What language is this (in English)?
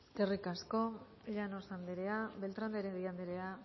Basque